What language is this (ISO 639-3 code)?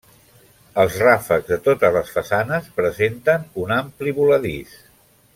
cat